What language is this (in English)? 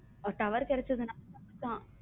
Tamil